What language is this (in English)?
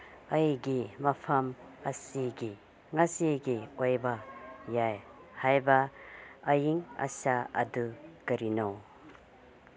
Manipuri